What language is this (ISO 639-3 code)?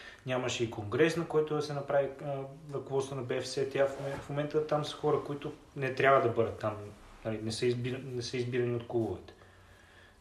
bul